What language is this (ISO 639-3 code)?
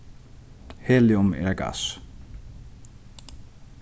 fao